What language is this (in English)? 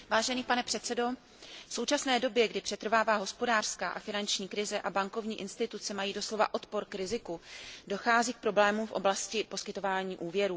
Czech